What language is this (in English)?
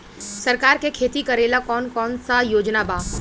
Bhojpuri